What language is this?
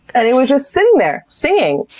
English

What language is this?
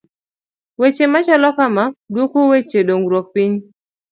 Luo (Kenya and Tanzania)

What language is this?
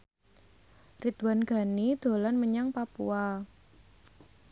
Javanese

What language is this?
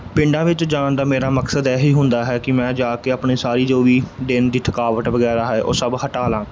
Punjabi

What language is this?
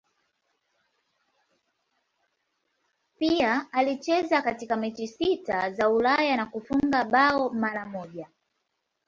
Swahili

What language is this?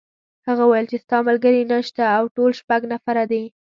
Pashto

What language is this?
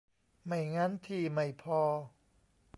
Thai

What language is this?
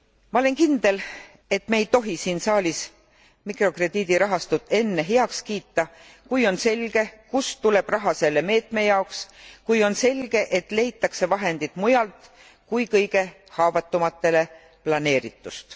Estonian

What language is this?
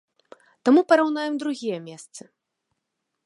Belarusian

